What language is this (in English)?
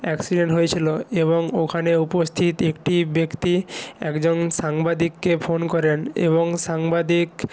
Bangla